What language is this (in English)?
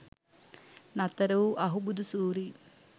Sinhala